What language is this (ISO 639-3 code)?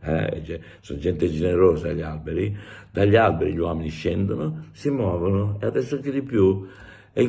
ita